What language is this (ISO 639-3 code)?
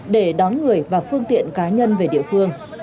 vie